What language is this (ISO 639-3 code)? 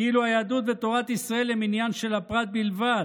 heb